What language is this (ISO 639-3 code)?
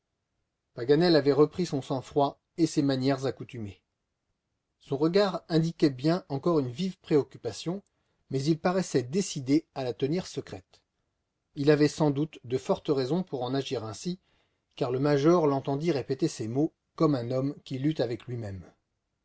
fra